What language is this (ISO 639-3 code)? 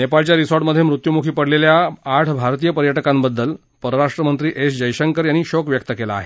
mar